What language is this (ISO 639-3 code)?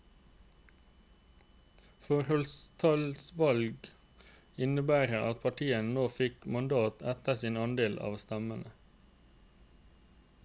nor